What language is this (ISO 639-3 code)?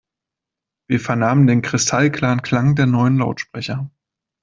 deu